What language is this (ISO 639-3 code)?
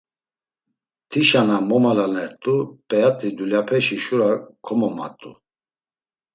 lzz